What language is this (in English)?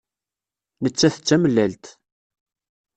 Kabyle